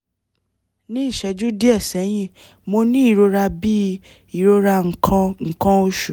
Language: Yoruba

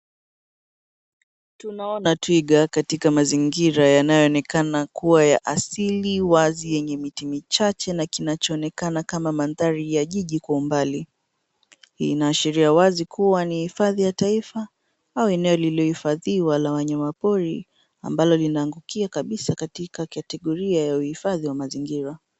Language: Swahili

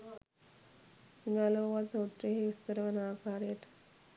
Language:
Sinhala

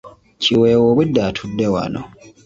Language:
Ganda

